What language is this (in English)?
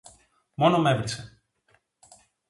Greek